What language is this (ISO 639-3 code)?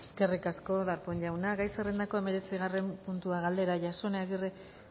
eus